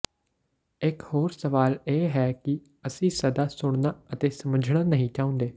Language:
Punjabi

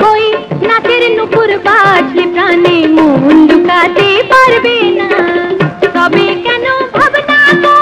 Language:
Hindi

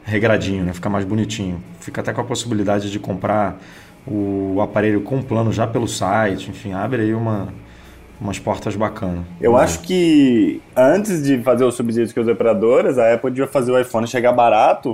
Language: Portuguese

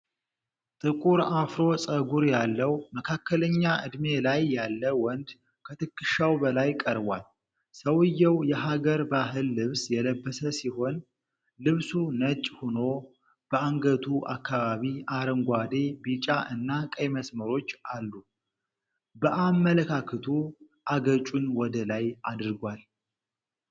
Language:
Amharic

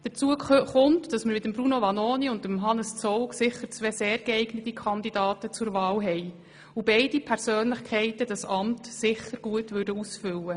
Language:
Swiss German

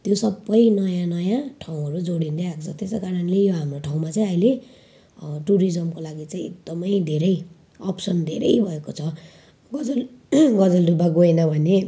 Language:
Nepali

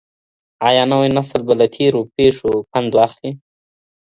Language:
Pashto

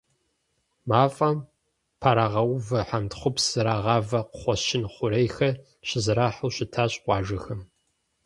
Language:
Kabardian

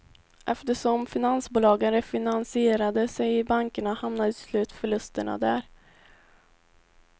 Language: Swedish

